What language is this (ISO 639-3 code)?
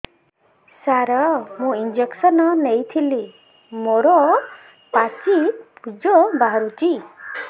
ori